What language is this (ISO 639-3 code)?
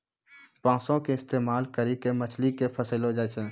mai